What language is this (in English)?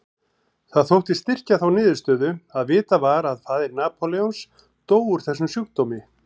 Icelandic